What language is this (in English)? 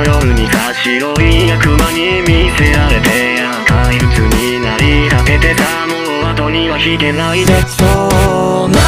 Japanese